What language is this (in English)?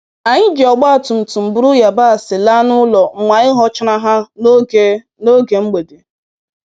Igbo